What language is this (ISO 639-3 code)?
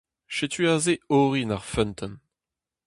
bre